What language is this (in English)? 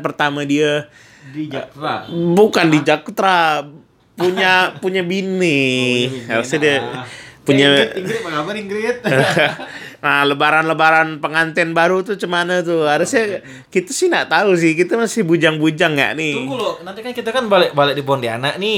Indonesian